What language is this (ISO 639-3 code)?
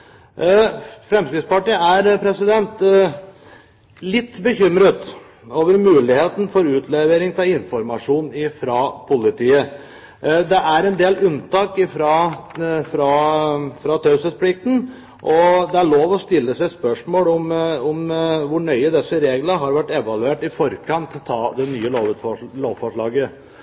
nob